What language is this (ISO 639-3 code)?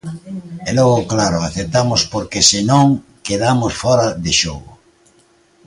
glg